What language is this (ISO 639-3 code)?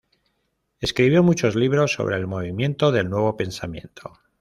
spa